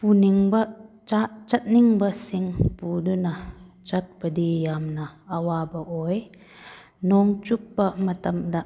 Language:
Manipuri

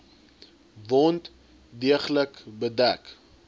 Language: Afrikaans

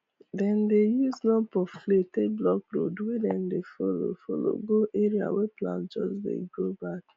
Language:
Nigerian Pidgin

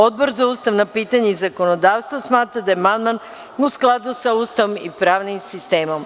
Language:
Serbian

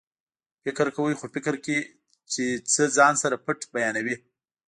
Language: Pashto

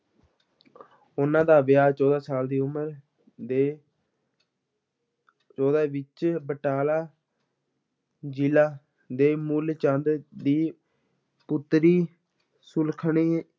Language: Punjabi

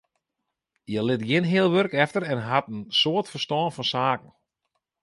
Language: Western Frisian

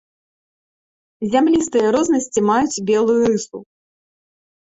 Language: Belarusian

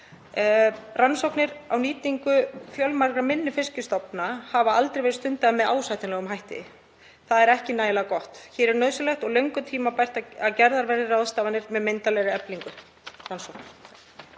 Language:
Icelandic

